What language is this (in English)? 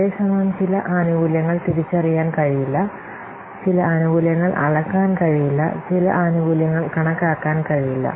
Malayalam